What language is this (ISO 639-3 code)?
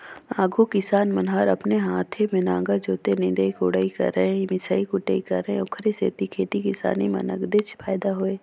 hne